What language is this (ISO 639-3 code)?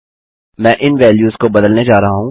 hin